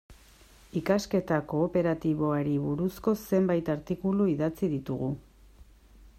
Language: Basque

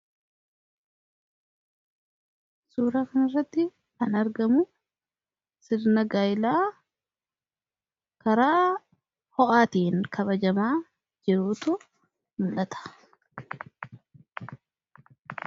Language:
Oromo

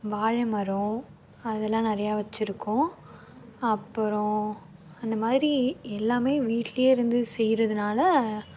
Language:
Tamil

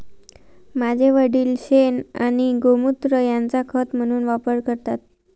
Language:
Marathi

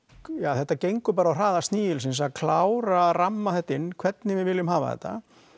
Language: Icelandic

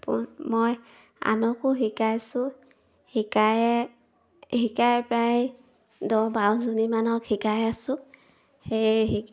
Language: Assamese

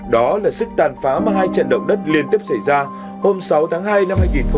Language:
Vietnamese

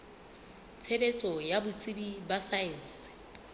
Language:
Southern Sotho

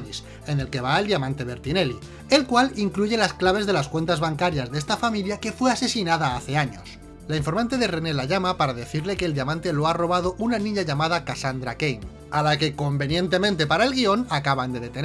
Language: Spanish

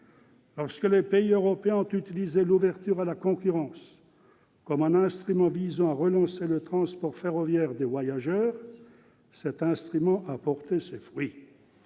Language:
French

